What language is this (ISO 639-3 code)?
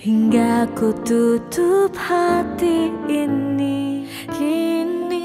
ind